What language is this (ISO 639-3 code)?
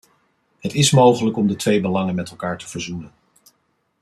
nld